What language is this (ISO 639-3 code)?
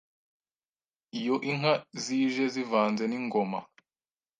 kin